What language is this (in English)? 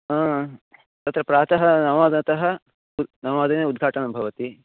Sanskrit